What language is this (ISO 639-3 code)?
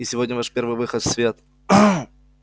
rus